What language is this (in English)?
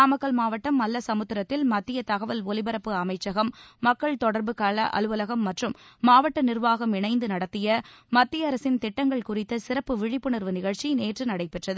Tamil